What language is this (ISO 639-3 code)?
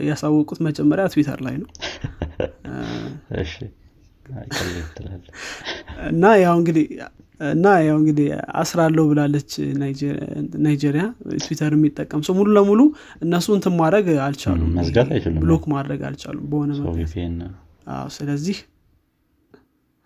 amh